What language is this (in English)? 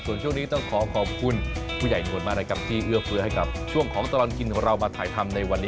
Thai